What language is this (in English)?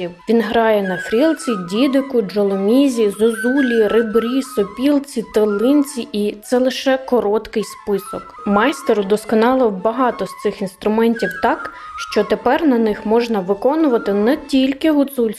Ukrainian